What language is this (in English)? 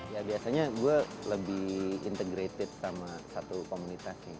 Indonesian